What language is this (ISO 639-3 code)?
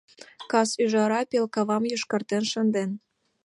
chm